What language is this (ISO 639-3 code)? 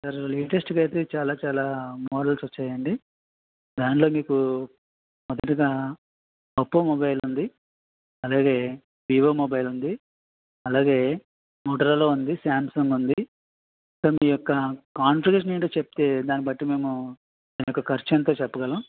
tel